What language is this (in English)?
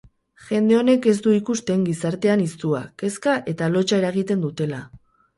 Basque